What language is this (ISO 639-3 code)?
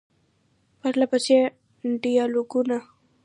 pus